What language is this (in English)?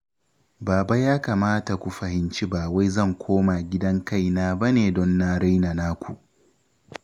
Hausa